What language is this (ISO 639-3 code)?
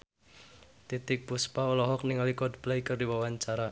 sun